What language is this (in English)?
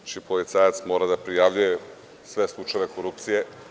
Serbian